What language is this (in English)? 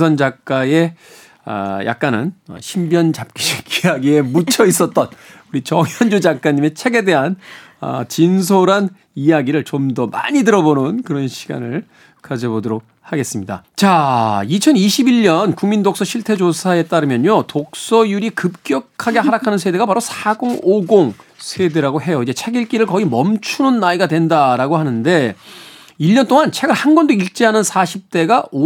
Korean